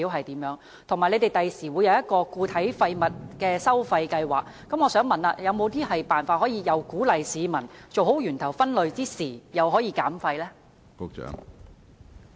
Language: Cantonese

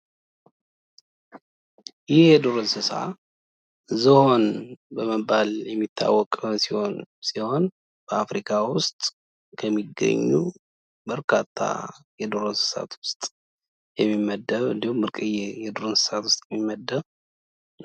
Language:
Amharic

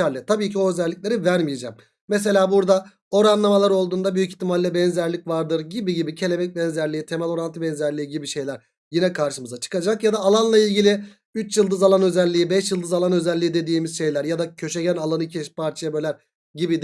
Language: Turkish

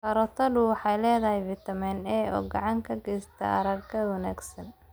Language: Somali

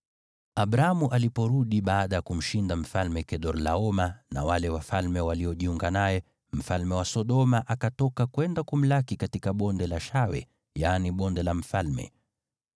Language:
Swahili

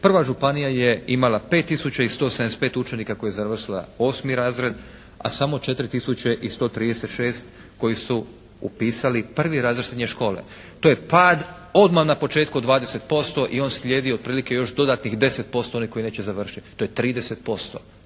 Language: Croatian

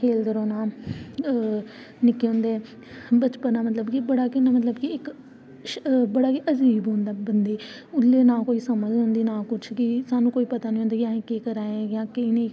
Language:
Dogri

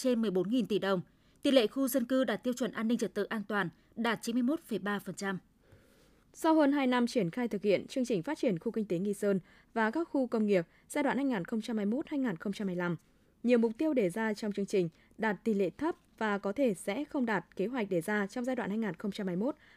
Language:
Vietnamese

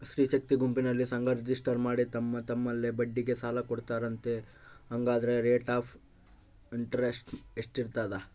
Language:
Kannada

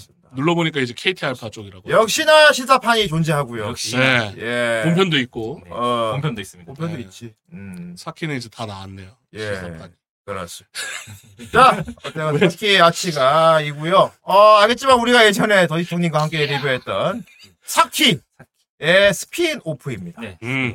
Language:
Korean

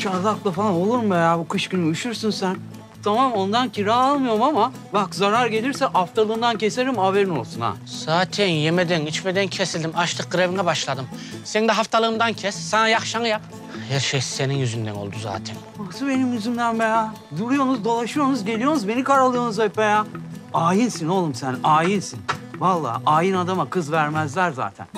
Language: Turkish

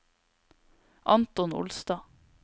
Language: Norwegian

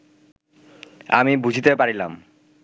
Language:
Bangla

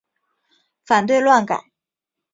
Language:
Chinese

